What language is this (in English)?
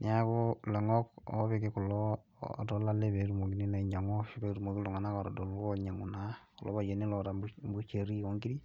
Masai